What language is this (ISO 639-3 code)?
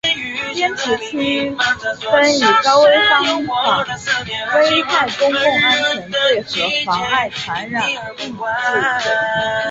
zho